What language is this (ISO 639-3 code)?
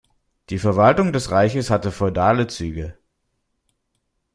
deu